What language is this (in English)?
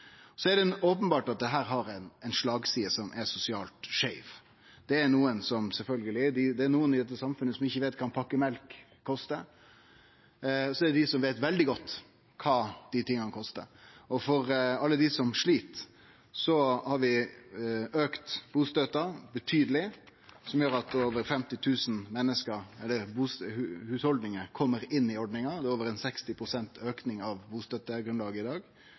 Norwegian Nynorsk